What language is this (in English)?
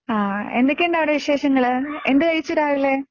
Malayalam